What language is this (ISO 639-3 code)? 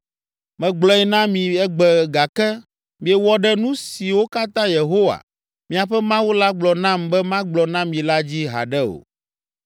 ewe